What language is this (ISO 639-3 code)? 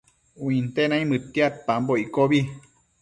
mcf